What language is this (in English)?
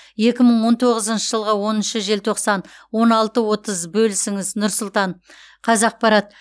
Kazakh